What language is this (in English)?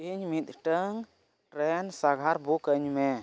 Santali